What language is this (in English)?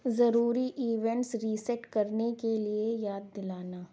Urdu